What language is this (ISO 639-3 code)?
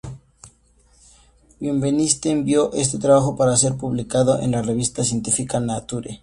spa